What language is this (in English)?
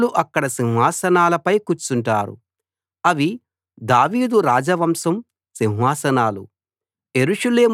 Telugu